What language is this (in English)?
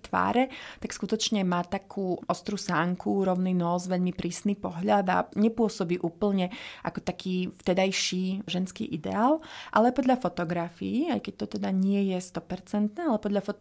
Slovak